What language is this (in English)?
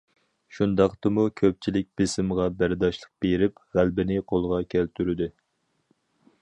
Uyghur